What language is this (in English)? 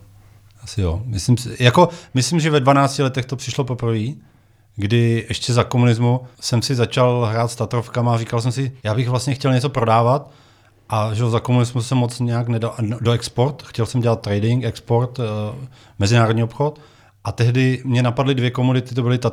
Czech